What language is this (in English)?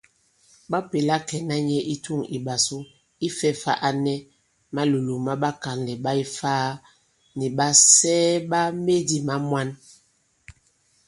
Bankon